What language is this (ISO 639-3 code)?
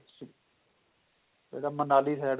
pan